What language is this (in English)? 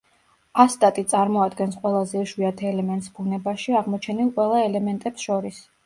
Georgian